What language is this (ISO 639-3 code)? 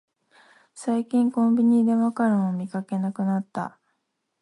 jpn